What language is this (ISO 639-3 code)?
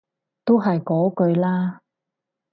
yue